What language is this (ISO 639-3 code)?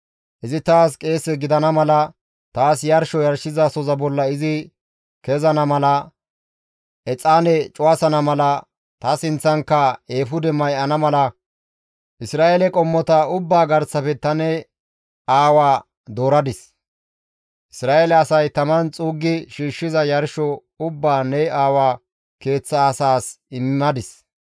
gmv